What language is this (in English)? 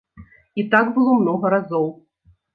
Belarusian